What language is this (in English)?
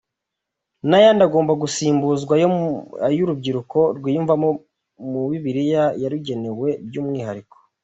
Kinyarwanda